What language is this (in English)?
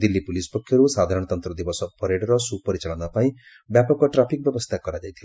Odia